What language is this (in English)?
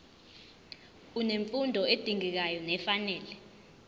Zulu